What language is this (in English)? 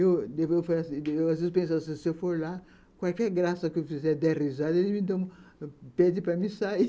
Portuguese